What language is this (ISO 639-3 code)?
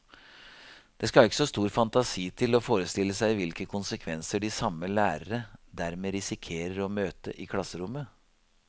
nor